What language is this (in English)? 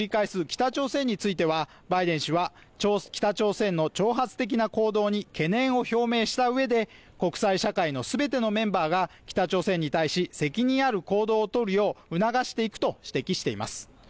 Japanese